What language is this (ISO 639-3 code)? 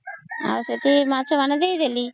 ori